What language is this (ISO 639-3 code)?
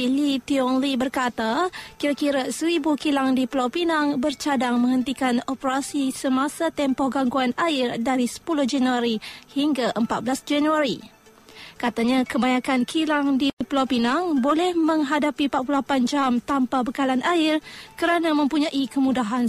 msa